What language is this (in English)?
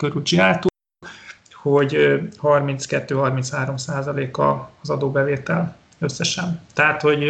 Hungarian